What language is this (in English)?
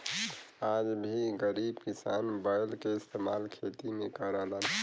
Bhojpuri